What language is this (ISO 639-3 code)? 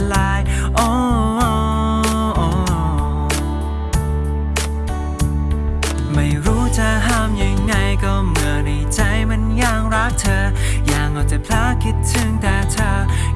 epo